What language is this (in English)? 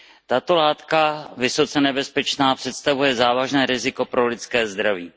Czech